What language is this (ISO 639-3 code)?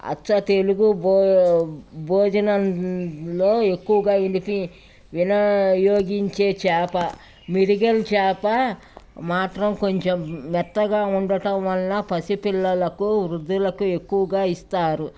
tel